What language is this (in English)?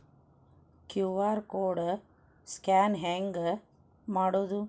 Kannada